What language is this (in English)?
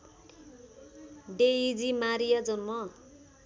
Nepali